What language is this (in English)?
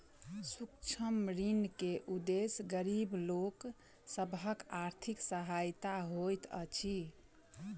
Maithili